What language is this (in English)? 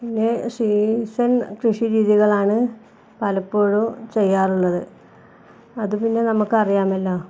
Malayalam